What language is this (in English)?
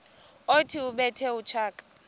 Xhosa